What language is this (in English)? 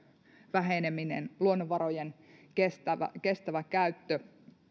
Finnish